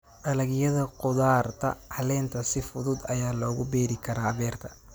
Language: Somali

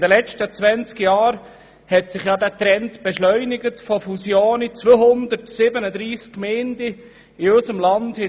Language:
Swiss German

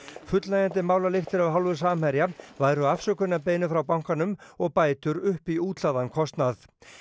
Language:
Icelandic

